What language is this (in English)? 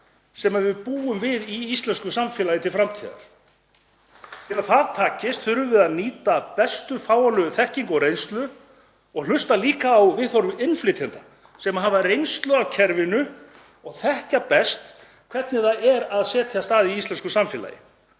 Icelandic